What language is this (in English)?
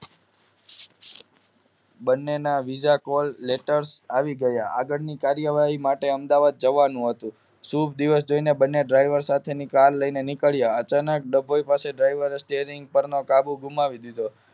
Gujarati